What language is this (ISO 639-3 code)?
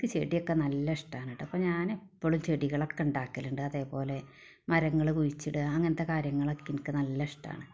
mal